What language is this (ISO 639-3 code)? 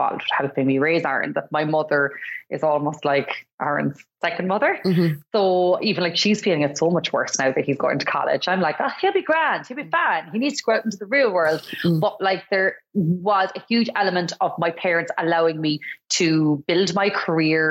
eng